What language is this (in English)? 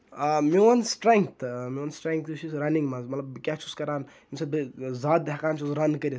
Kashmiri